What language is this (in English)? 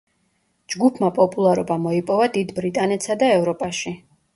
Georgian